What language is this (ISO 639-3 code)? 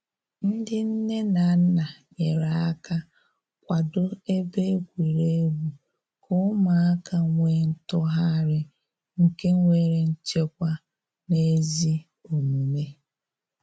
ibo